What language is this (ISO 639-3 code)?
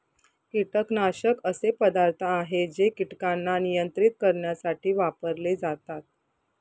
mar